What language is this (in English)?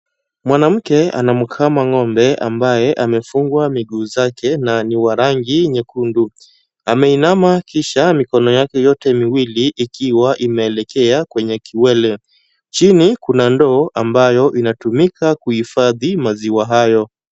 Swahili